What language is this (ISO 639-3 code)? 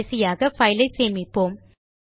tam